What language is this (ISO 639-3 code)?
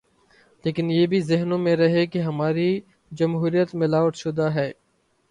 urd